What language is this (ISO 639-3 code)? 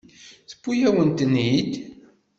kab